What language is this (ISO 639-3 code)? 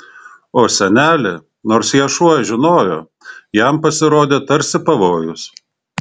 lit